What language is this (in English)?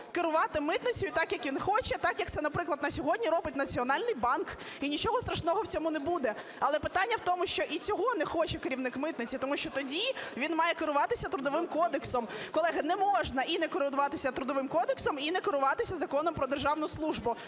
Ukrainian